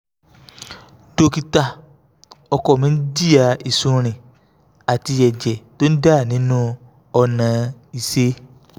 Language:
Yoruba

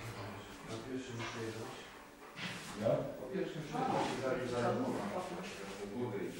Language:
Polish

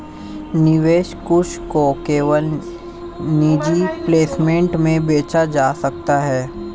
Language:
Hindi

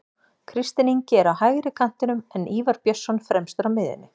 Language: Icelandic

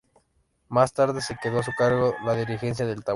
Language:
Spanish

